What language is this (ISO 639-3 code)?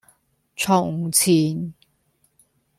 yue